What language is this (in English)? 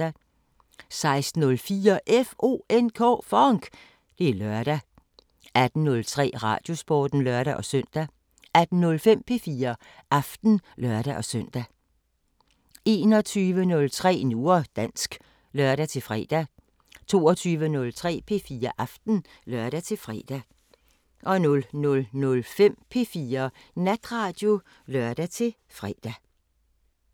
Danish